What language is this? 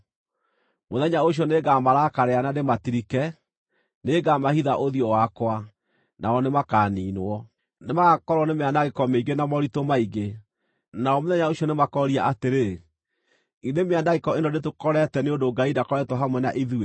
Kikuyu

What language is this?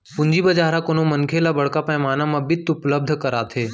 Chhattisgarhi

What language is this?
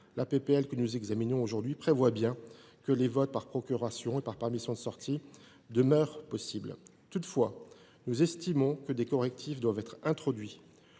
French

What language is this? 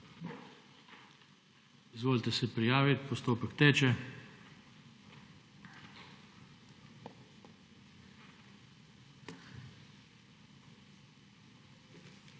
Slovenian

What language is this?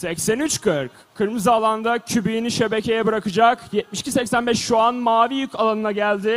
Turkish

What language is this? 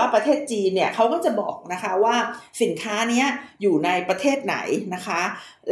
Thai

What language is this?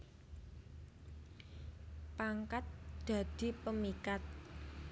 Javanese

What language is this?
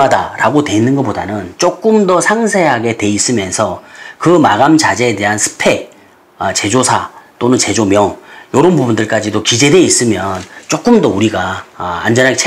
Korean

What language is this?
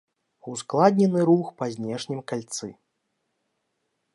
Belarusian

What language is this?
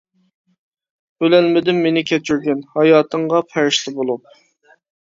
Uyghur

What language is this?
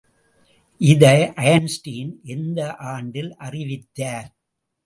Tamil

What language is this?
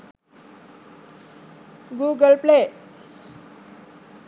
Sinhala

